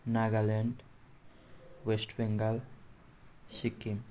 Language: Nepali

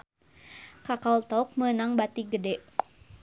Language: Sundanese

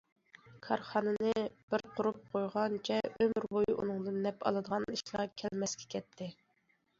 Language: Uyghur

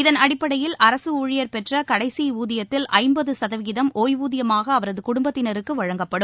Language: Tamil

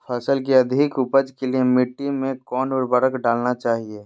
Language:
Magahi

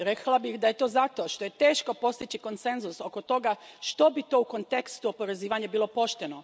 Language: Croatian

